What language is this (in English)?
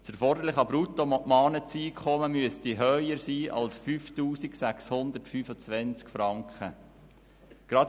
Swiss German